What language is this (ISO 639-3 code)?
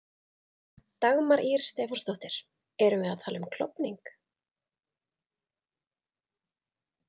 isl